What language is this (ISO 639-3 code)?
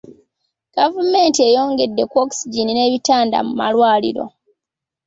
lug